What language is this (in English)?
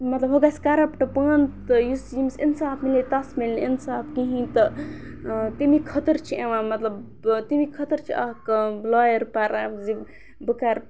Kashmiri